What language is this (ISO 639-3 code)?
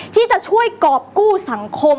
tha